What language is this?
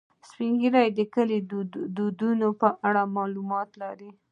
Pashto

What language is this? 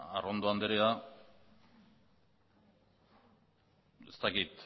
Basque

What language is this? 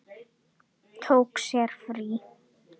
Icelandic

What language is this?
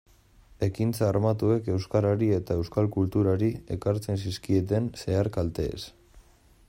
Basque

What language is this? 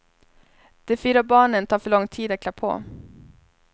Swedish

